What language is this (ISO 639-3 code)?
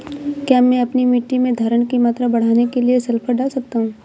hin